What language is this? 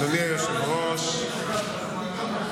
Hebrew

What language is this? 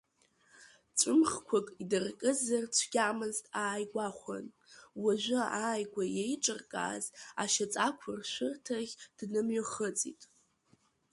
Abkhazian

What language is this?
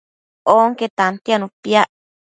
Matsés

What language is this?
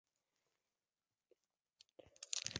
Spanish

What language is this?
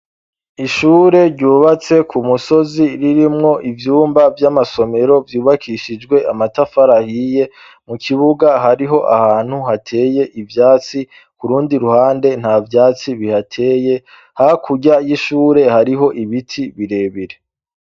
Rundi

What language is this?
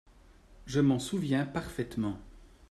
French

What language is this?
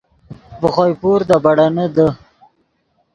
Yidgha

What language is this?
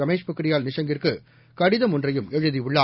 Tamil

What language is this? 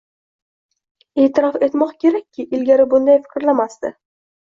Uzbek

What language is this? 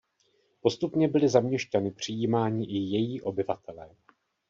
Czech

